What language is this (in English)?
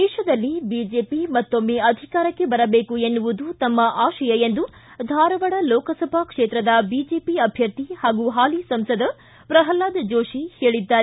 Kannada